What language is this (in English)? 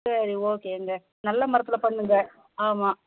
Tamil